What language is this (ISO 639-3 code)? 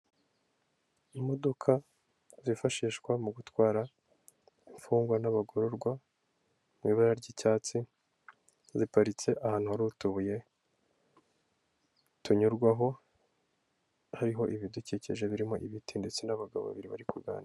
kin